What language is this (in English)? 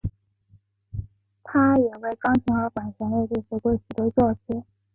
Chinese